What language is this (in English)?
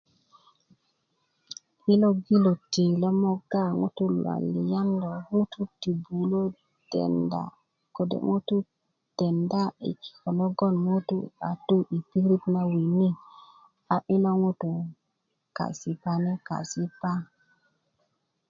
Kuku